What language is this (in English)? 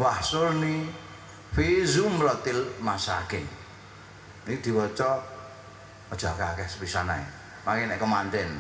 Indonesian